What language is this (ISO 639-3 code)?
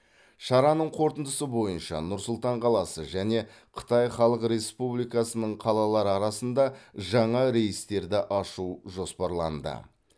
kaz